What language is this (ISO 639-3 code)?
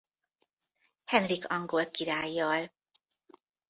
hun